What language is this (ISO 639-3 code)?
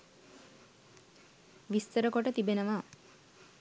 sin